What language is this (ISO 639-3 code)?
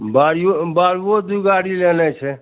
mai